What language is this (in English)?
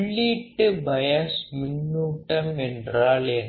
Tamil